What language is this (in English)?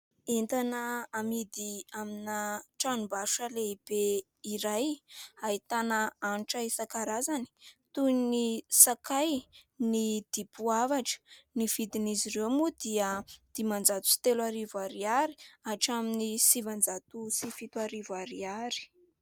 Malagasy